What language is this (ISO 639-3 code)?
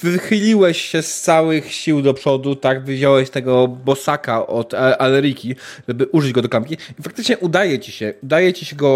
pol